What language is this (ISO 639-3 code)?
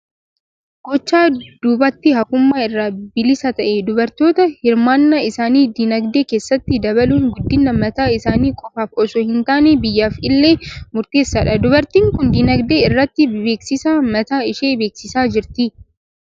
orm